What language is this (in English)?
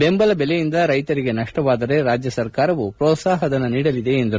Kannada